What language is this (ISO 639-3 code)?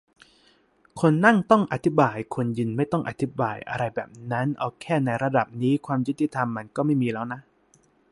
tha